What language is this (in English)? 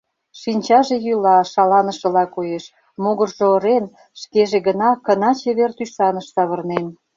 Mari